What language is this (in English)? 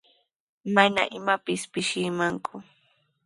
Sihuas Ancash Quechua